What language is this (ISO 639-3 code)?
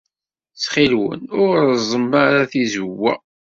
kab